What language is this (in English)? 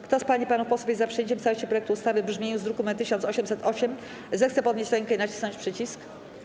Polish